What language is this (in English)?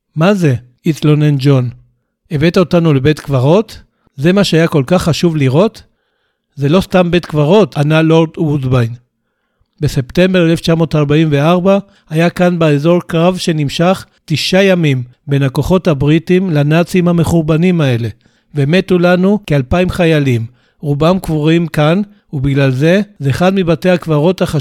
Hebrew